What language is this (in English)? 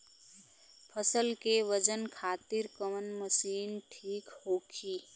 Bhojpuri